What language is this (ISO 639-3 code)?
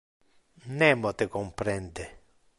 ina